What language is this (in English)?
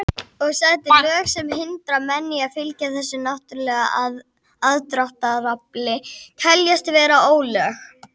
Icelandic